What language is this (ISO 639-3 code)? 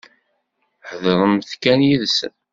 kab